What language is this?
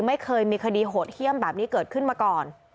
Thai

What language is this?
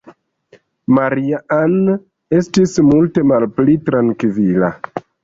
Esperanto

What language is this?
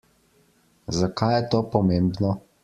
Slovenian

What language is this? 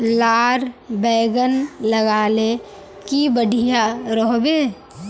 Magahi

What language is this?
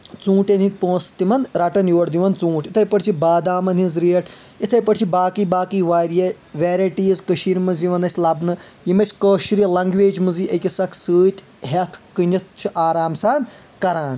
Kashmiri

